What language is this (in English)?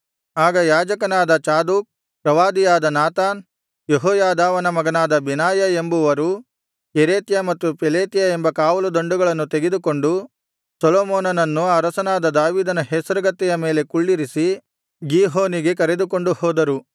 Kannada